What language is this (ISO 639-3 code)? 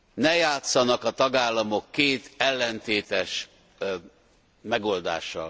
hun